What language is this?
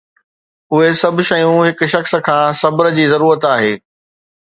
Sindhi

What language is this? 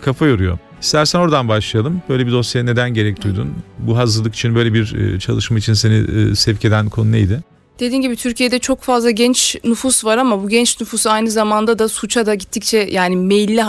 Turkish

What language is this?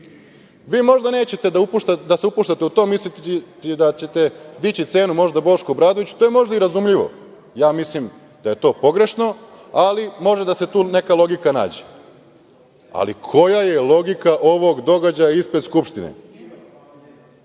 Serbian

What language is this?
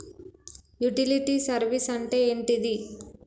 Telugu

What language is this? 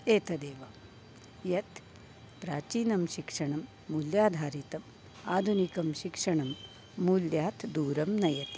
Sanskrit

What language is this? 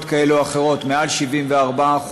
Hebrew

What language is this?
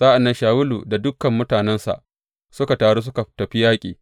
Hausa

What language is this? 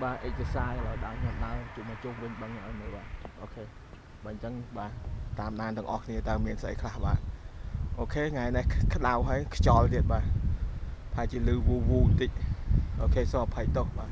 Vietnamese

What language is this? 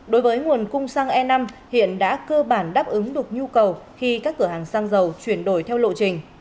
Vietnamese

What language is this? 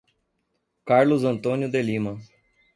Portuguese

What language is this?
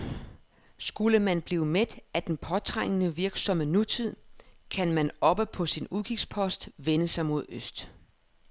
Danish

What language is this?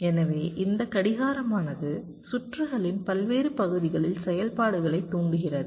Tamil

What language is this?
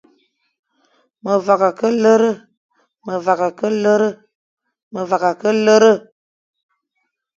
Fang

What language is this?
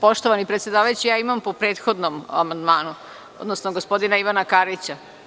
Serbian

